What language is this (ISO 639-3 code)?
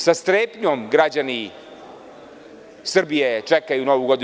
srp